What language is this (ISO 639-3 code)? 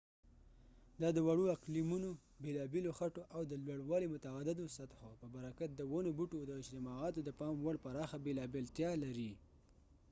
pus